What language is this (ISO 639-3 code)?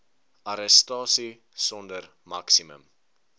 afr